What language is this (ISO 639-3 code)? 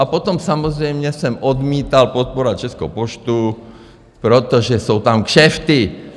ces